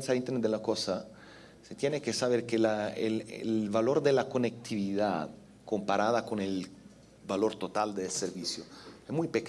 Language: Spanish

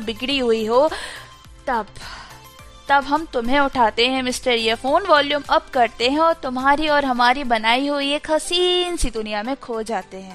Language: Hindi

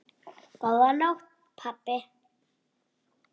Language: Icelandic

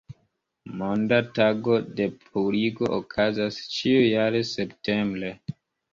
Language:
Esperanto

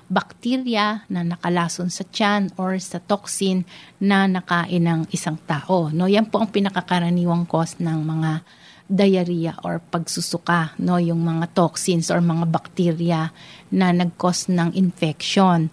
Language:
Filipino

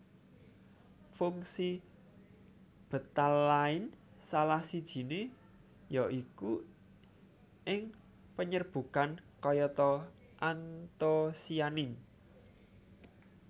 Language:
Javanese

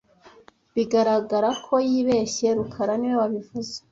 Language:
Kinyarwanda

